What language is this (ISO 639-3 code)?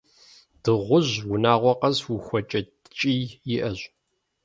kbd